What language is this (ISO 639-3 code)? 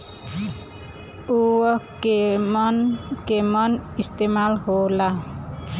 bho